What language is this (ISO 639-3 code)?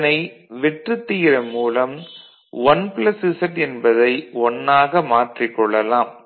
tam